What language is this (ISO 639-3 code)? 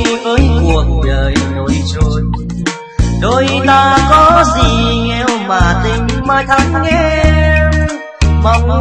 vie